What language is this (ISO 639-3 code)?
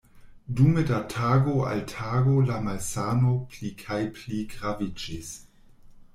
epo